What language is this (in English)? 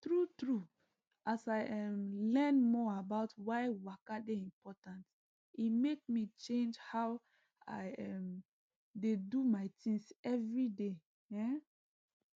Nigerian Pidgin